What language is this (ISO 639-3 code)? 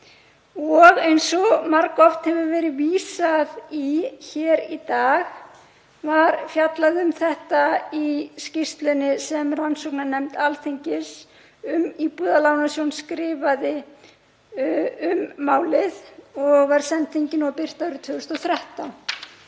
isl